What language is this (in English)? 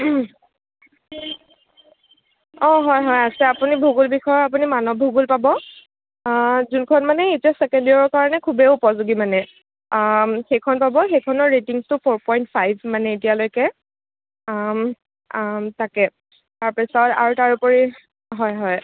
Assamese